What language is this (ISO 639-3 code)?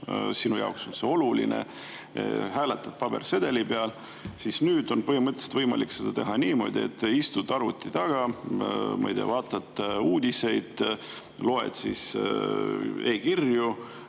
est